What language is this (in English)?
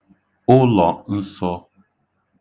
Igbo